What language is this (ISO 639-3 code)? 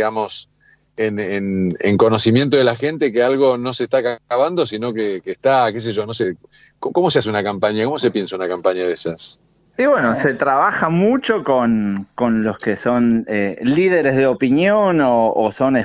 spa